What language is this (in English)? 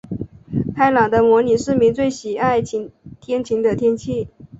Chinese